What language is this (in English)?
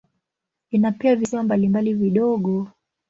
Swahili